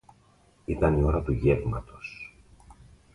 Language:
Greek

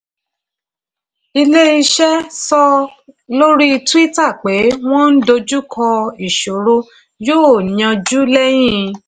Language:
Yoruba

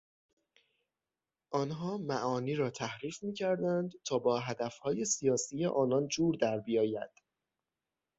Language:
Persian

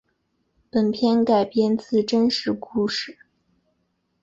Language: Chinese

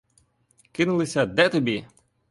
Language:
Ukrainian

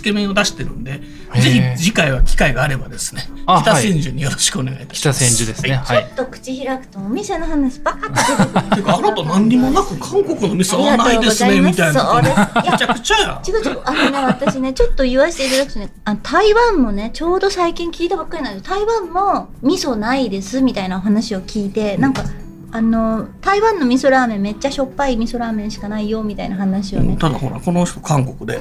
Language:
Japanese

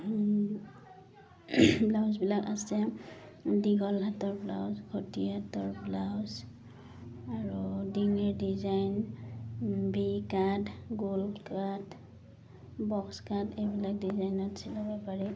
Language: Assamese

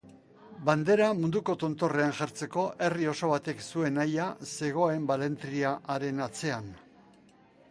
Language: Basque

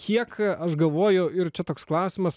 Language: Lithuanian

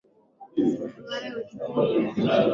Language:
Swahili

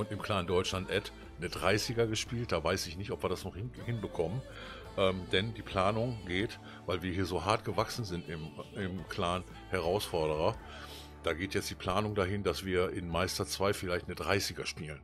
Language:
German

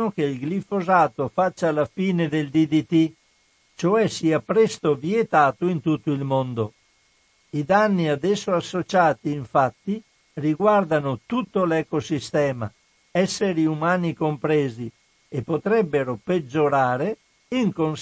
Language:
Italian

